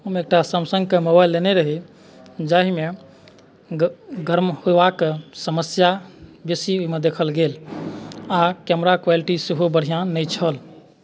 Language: Maithili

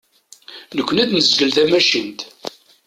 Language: Kabyle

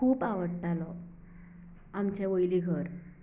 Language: Konkani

